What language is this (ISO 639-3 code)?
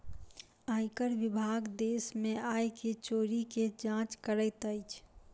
mai